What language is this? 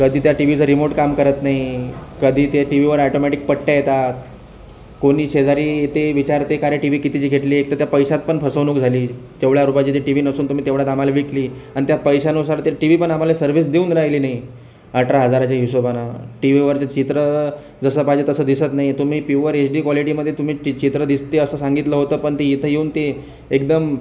Marathi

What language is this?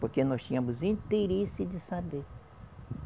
Portuguese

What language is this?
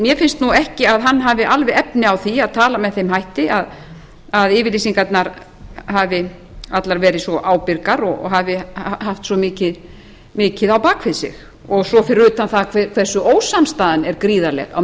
Icelandic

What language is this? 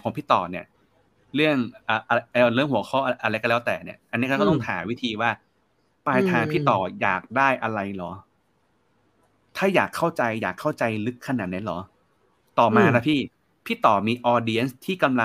Thai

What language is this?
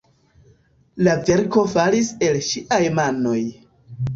Esperanto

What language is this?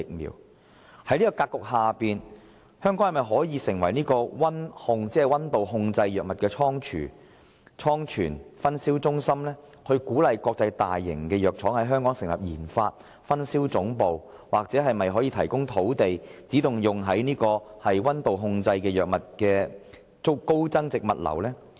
Cantonese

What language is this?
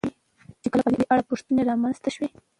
Pashto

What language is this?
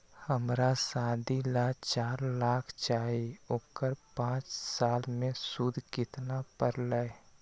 Magahi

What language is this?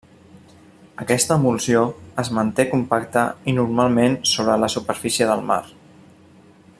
Catalan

